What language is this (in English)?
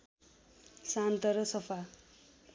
Nepali